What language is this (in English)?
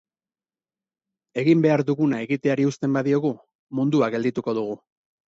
Basque